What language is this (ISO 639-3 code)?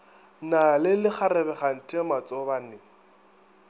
nso